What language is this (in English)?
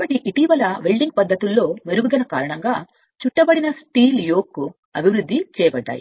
Telugu